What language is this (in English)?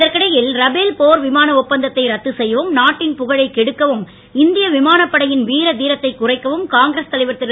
Tamil